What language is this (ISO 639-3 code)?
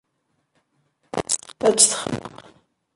kab